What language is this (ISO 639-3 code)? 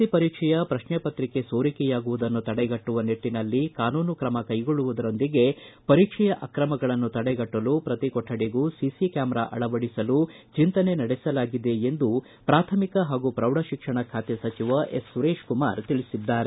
kan